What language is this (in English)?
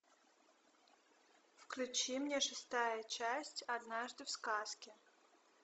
Russian